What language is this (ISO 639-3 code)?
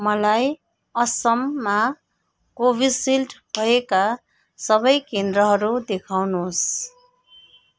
nep